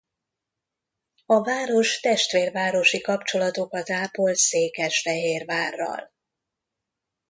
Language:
Hungarian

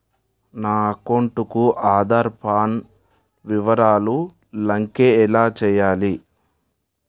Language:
Telugu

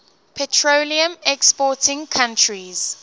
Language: English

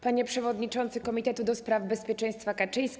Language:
Polish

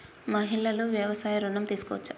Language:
Telugu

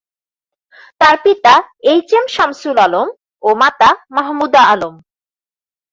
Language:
Bangla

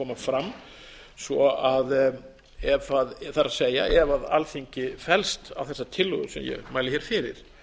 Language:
Icelandic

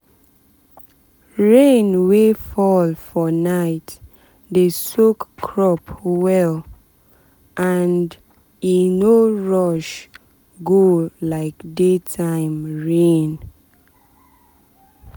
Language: Nigerian Pidgin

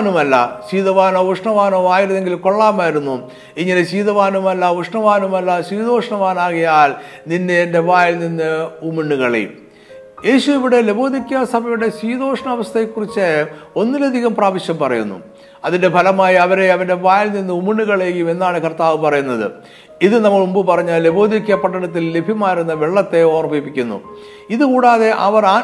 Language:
Malayalam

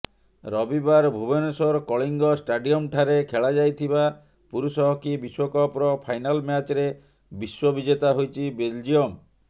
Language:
Odia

